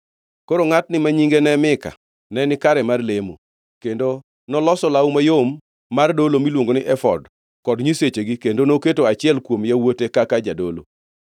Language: Luo (Kenya and Tanzania)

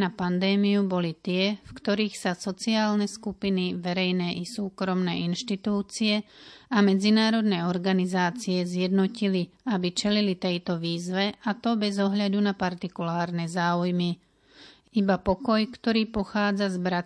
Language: Slovak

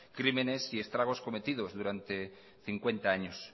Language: Spanish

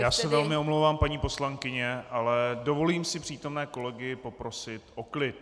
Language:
Czech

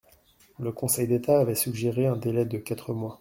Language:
French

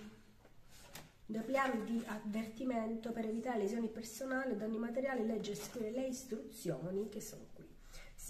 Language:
Italian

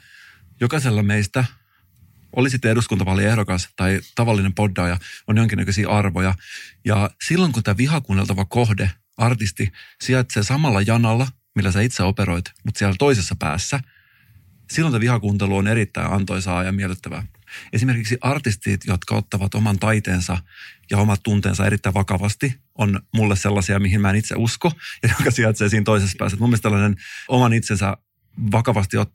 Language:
Finnish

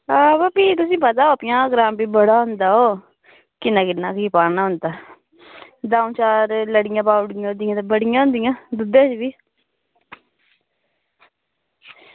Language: Dogri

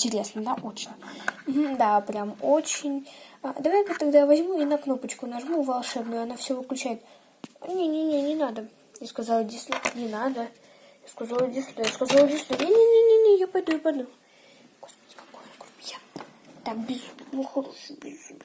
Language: Russian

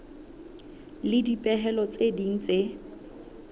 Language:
Southern Sotho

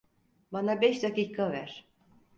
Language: Turkish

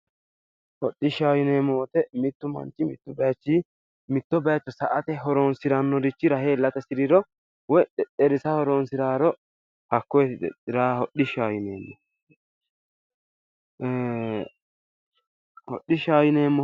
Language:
Sidamo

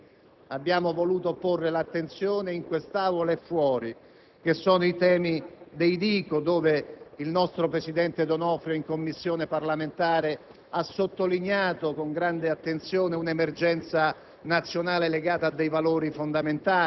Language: Italian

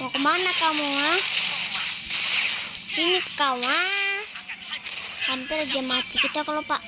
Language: Indonesian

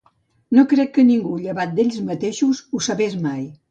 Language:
Catalan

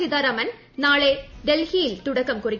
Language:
Malayalam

